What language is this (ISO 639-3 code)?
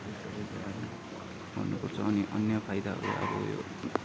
nep